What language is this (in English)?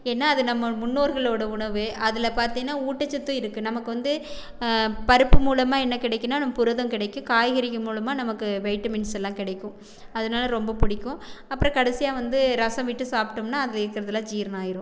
Tamil